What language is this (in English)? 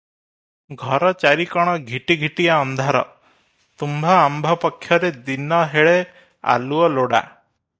Odia